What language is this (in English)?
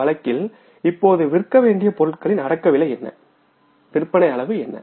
Tamil